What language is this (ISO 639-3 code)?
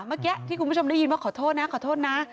tha